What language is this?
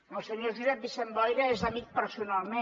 Catalan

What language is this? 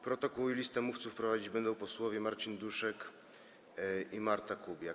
Polish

